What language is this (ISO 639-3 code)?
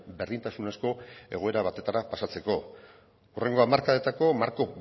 eus